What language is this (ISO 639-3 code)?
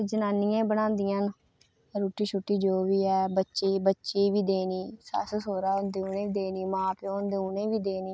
doi